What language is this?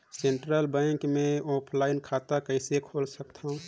Chhattisgarhi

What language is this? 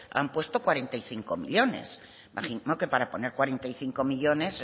Spanish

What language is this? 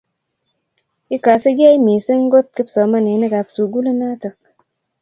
Kalenjin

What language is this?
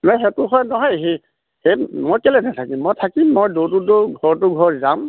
Assamese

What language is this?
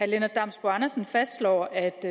Danish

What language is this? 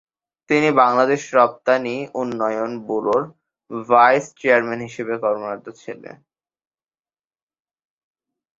Bangla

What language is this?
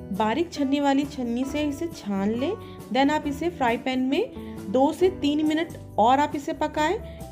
Hindi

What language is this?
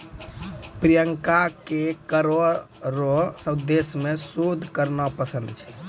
Maithili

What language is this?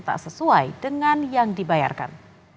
Indonesian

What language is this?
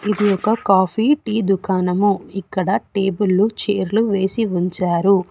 Telugu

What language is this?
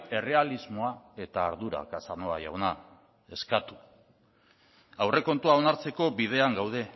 Basque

